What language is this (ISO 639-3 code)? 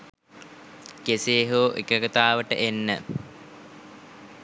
sin